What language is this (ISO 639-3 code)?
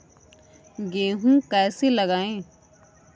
hin